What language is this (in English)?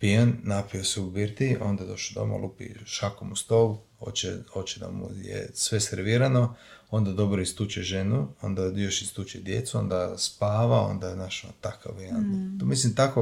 Croatian